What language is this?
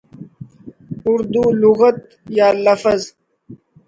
Urdu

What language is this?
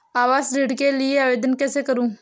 Hindi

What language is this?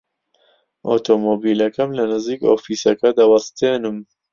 Central Kurdish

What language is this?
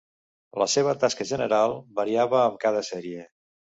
Catalan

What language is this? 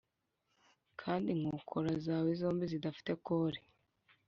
Kinyarwanda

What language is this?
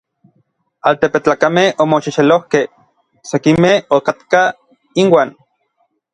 Orizaba Nahuatl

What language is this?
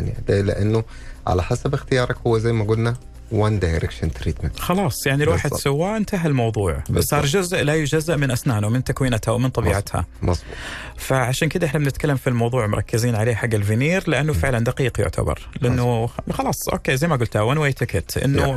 Arabic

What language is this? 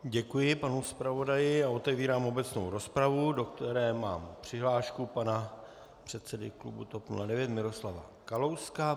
Czech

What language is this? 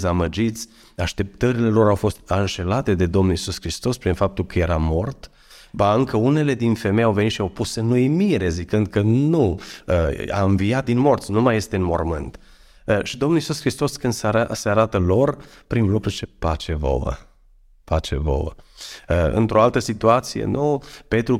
Romanian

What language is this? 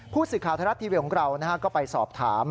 Thai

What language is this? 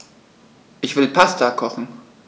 German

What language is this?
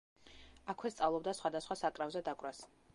Georgian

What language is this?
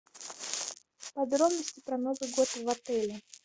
Russian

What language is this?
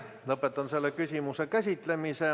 Estonian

